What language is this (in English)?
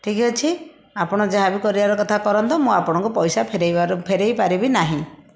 Odia